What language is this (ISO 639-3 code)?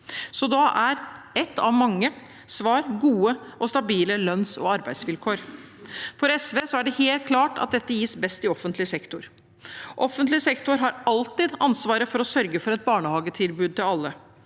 nor